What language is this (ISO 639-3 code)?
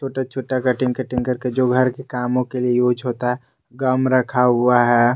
hin